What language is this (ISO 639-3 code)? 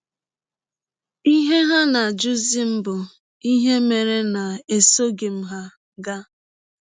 ibo